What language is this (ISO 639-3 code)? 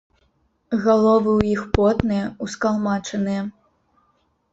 bel